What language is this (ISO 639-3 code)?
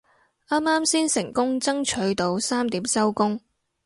yue